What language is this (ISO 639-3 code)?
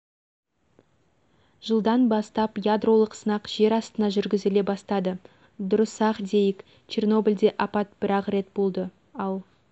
kaz